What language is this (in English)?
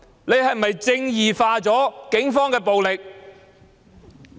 Cantonese